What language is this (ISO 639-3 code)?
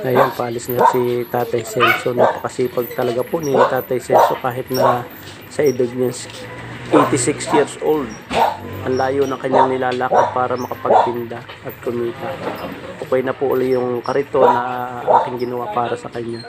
fil